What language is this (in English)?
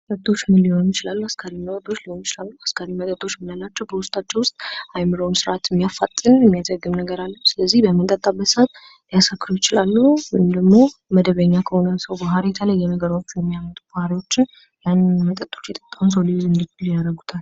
Amharic